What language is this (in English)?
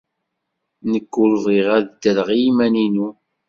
Kabyle